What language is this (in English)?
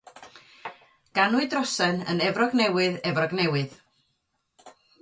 Welsh